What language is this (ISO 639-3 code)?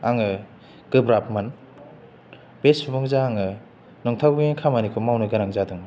brx